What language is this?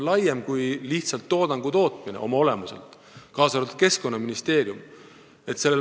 Estonian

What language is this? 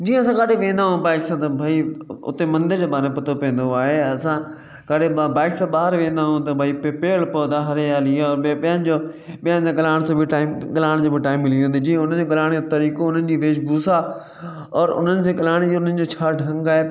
Sindhi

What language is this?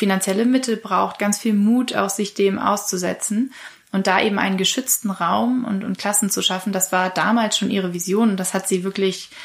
German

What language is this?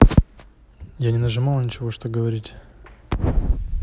Russian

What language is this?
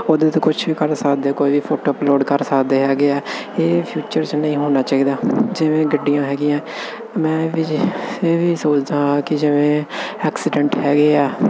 Punjabi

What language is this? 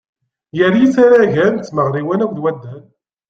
Kabyle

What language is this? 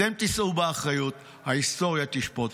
Hebrew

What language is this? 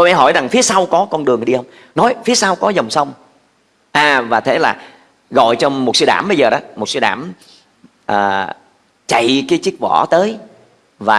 Vietnamese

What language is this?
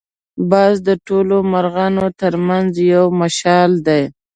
Pashto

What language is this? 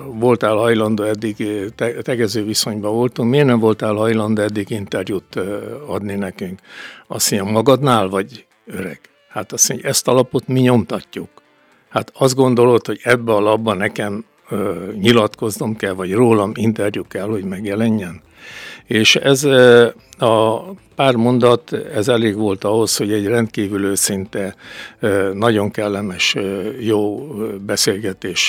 Hungarian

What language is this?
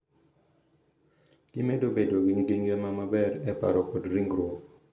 Luo (Kenya and Tanzania)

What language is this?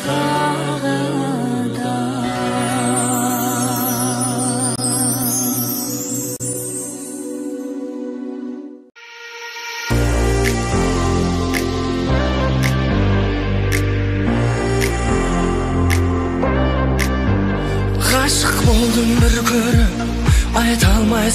Turkish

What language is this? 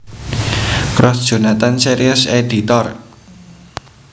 Javanese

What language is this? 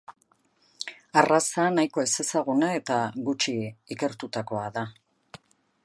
Basque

